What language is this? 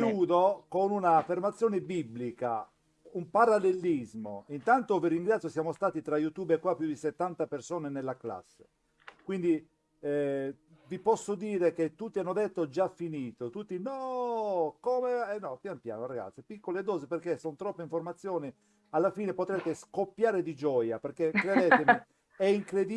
Italian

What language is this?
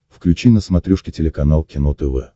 Russian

